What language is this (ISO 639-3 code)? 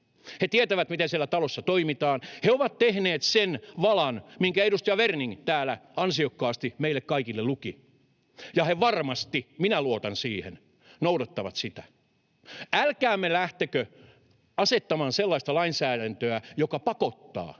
fin